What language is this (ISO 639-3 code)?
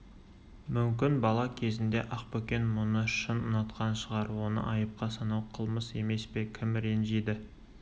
kaz